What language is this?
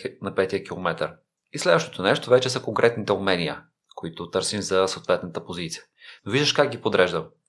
Bulgarian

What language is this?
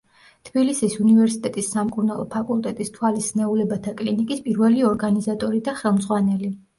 Georgian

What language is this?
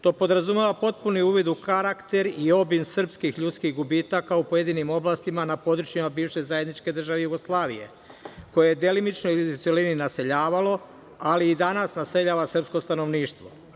Serbian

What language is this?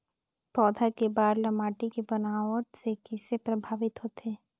Chhattisgarhi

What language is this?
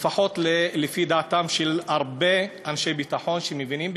Hebrew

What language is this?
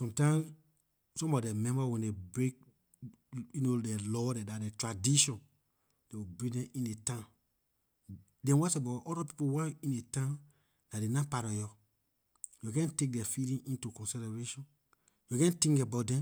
Liberian English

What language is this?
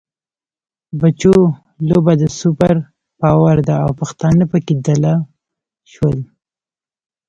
Pashto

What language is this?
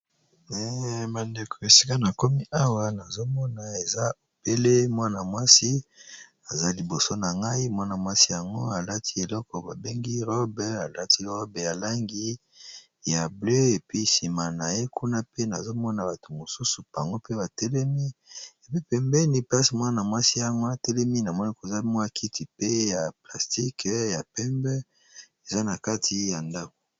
Lingala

